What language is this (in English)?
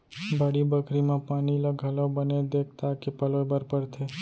Chhattisgarhi